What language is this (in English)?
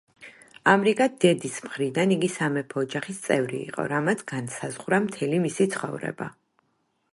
Georgian